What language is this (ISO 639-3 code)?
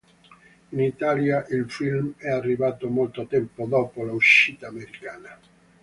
ita